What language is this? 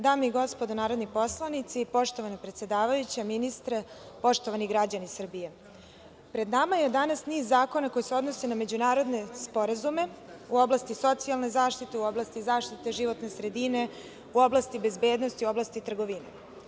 Serbian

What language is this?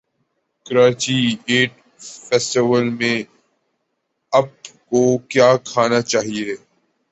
Urdu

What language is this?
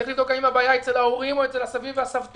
Hebrew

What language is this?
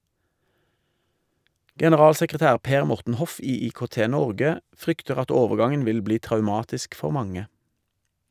Norwegian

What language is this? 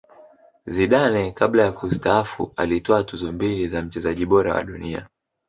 Swahili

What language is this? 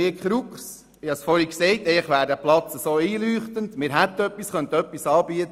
Swiss German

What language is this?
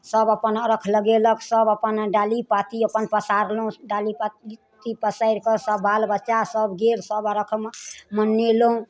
Maithili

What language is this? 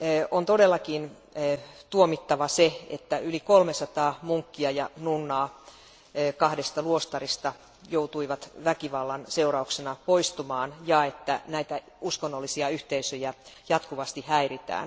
Finnish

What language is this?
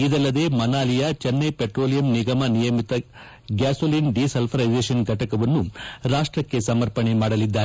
Kannada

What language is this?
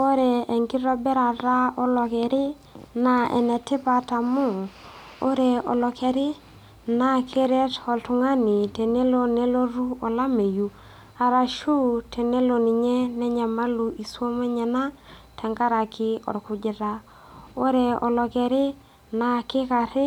Masai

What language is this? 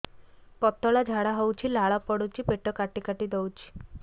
Odia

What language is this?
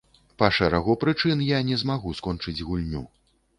Belarusian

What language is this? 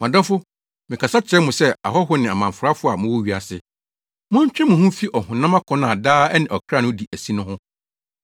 Akan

